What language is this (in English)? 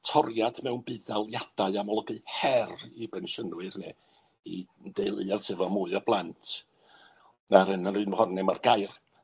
Welsh